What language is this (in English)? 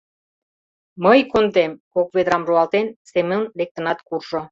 Mari